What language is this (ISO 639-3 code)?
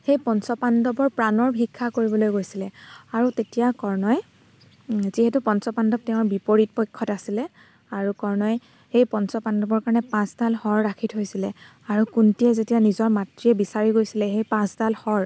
asm